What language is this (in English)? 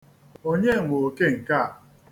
Igbo